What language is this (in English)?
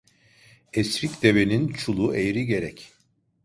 Turkish